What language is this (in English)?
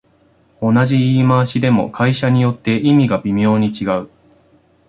Japanese